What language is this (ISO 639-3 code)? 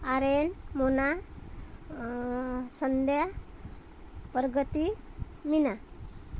mar